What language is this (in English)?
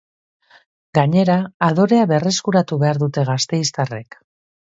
Basque